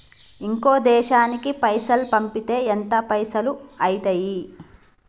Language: Telugu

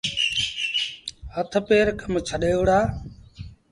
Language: Sindhi Bhil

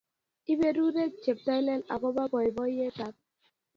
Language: Kalenjin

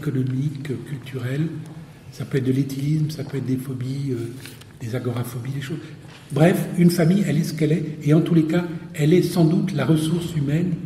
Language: French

